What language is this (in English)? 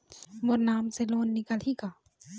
Chhattisgarhi